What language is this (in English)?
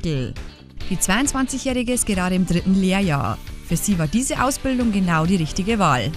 German